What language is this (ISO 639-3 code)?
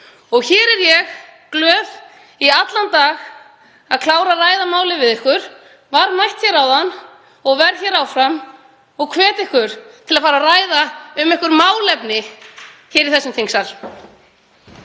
isl